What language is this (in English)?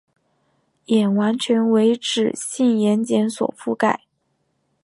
Chinese